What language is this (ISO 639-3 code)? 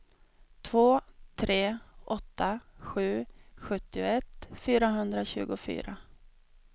swe